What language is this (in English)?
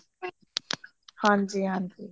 Punjabi